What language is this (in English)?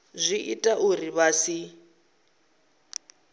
Venda